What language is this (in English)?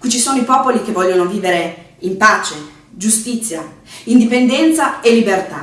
Italian